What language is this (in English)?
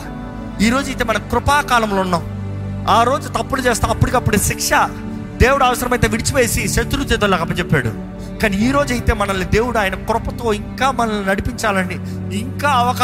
Telugu